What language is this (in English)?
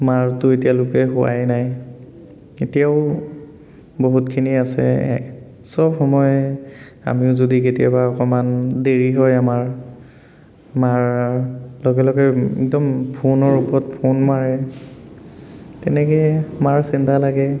Assamese